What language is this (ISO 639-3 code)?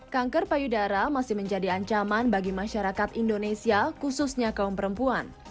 ind